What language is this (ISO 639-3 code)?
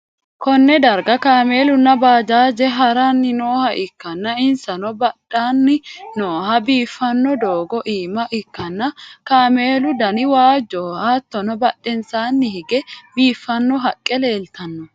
sid